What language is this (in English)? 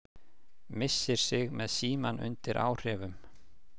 Icelandic